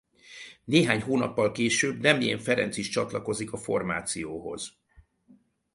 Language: Hungarian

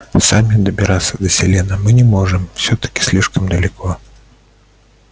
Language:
Russian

